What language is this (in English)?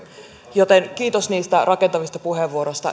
Finnish